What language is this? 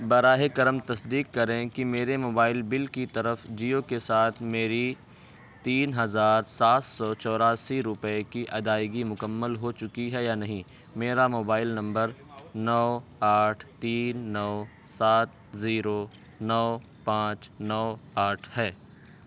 Urdu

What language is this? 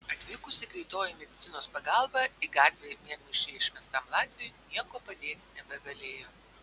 Lithuanian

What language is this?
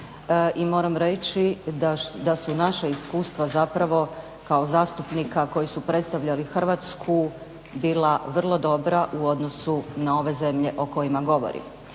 Croatian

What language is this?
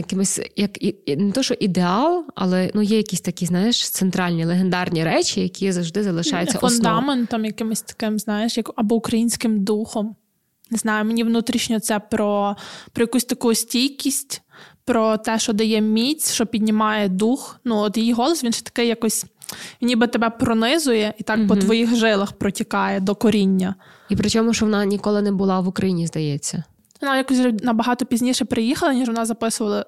Ukrainian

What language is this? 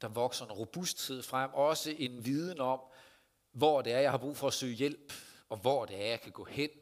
Danish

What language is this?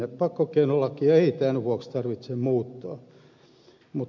Finnish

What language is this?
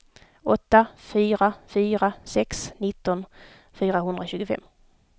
Swedish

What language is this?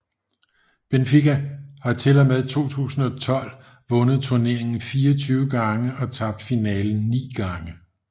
Danish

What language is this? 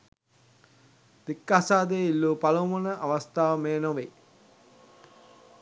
Sinhala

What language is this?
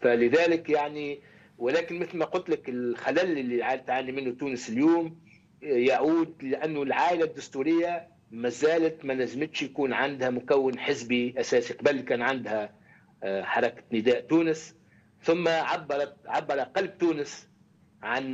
Arabic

